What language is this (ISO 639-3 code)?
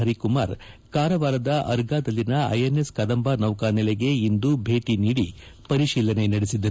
kan